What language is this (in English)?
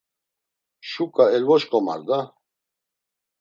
Laz